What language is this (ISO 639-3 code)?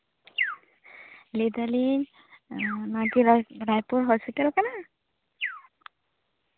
sat